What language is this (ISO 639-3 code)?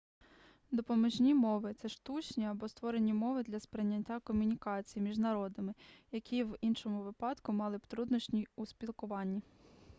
ukr